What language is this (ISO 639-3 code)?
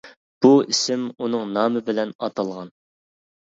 uig